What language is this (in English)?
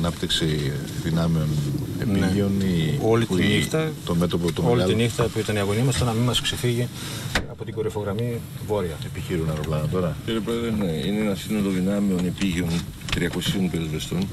Greek